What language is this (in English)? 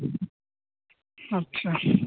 Hindi